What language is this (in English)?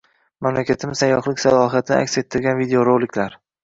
Uzbek